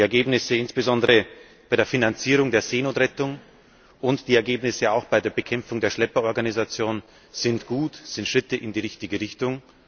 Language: German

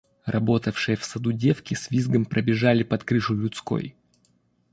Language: Russian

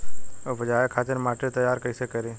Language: Bhojpuri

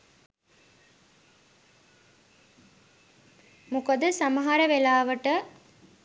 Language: Sinhala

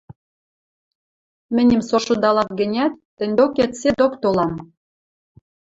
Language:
Western Mari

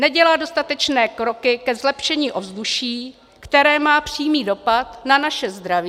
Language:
Czech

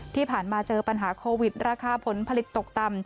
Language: Thai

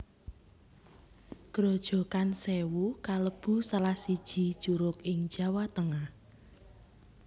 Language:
Javanese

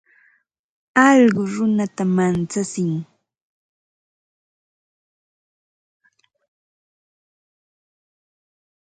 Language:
Ambo-Pasco Quechua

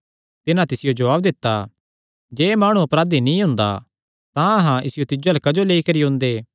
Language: Kangri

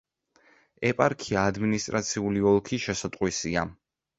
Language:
Georgian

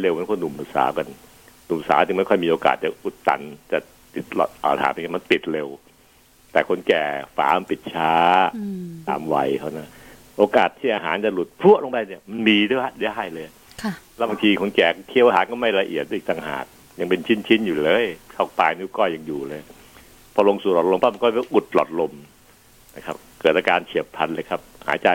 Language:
Thai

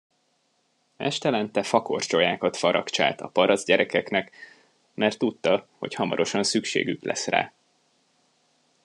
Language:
Hungarian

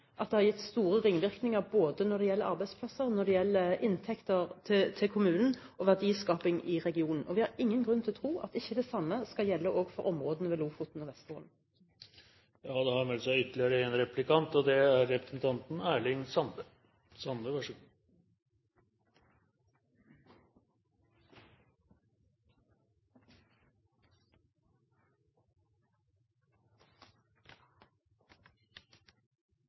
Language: Norwegian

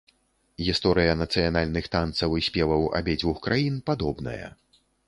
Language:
Belarusian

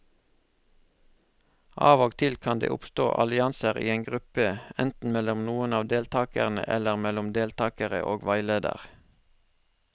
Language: Norwegian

